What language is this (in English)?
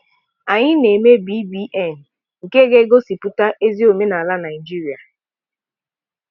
Igbo